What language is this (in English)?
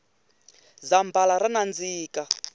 Tsonga